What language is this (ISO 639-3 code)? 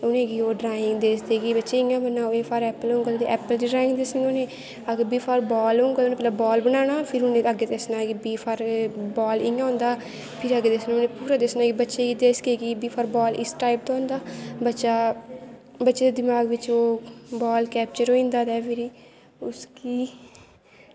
doi